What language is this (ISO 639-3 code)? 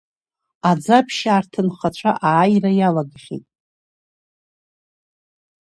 abk